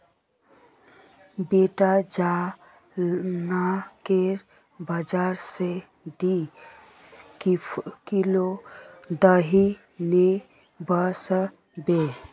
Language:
Magahi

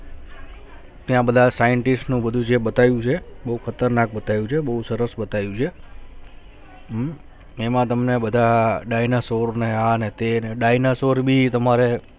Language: Gujarati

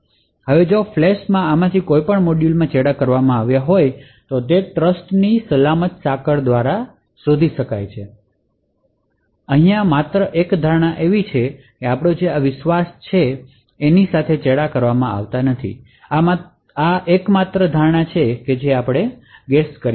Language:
Gujarati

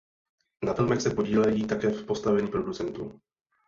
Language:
Czech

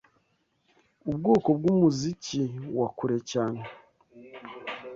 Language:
Kinyarwanda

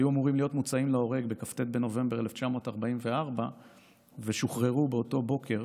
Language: Hebrew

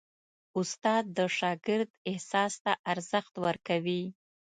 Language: Pashto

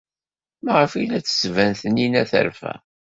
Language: Kabyle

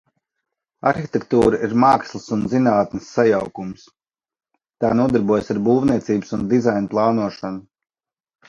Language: Latvian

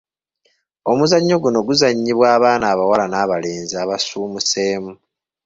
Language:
Ganda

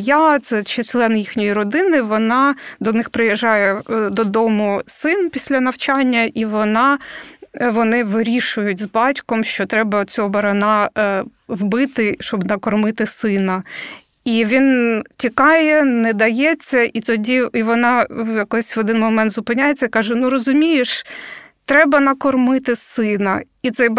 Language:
Ukrainian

